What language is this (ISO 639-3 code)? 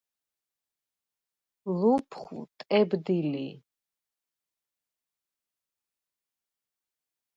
sva